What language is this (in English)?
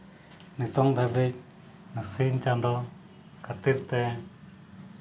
Santali